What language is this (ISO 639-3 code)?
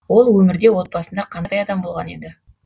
kaz